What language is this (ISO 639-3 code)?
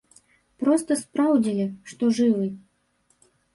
bel